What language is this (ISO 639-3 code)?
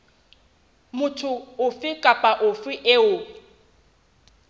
sot